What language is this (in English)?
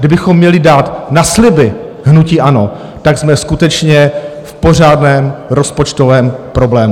Czech